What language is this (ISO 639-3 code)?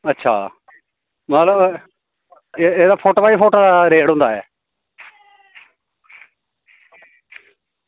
doi